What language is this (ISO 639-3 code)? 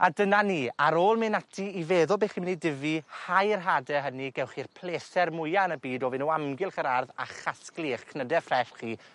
cym